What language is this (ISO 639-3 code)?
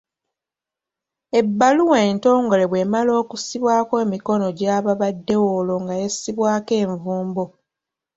lug